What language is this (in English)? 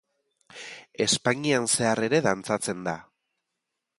Basque